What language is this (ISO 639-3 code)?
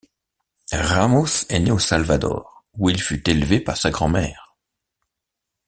fra